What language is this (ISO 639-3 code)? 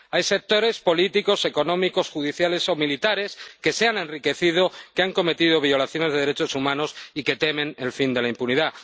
spa